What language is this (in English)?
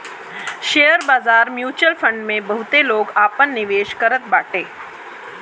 Bhojpuri